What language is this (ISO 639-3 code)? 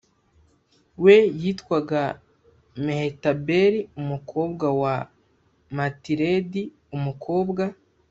kin